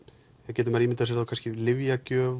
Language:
Icelandic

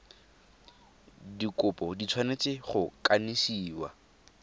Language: Tswana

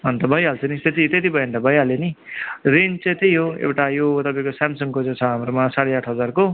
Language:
Nepali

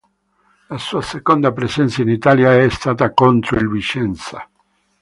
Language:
Italian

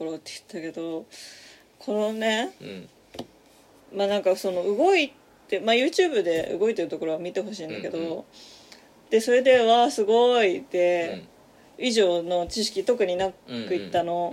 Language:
Japanese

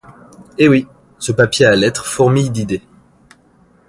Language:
French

